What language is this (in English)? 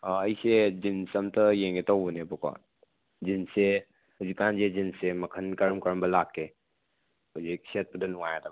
Manipuri